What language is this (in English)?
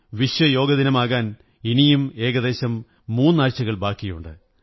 Malayalam